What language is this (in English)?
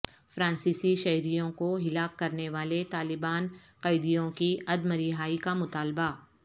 Urdu